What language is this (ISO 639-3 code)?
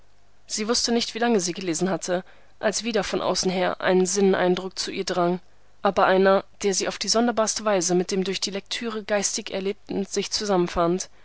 deu